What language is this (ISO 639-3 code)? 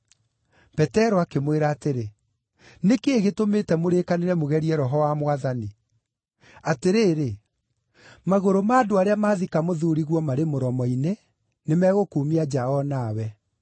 kik